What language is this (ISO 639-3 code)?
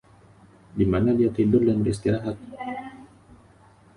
ind